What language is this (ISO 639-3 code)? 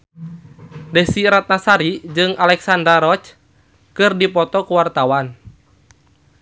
sun